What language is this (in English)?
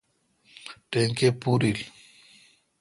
Kalkoti